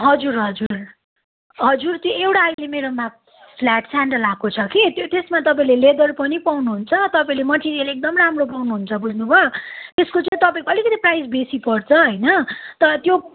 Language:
Nepali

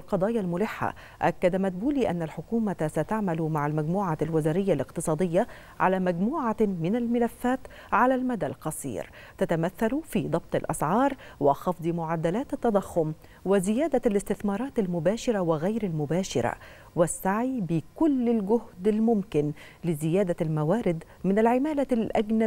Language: Arabic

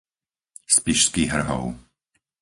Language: Slovak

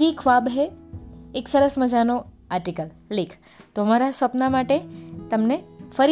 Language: Gujarati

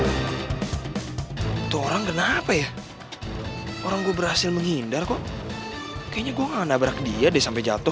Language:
Indonesian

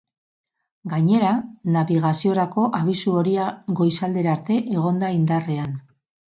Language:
Basque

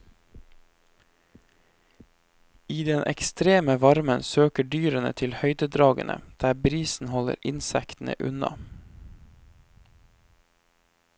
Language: Norwegian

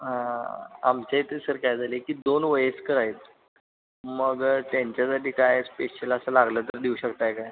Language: Marathi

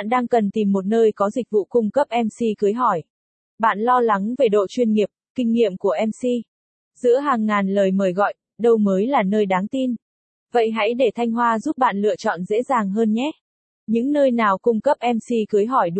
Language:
Vietnamese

